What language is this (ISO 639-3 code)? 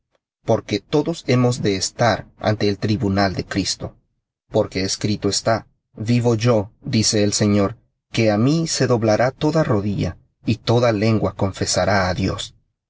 spa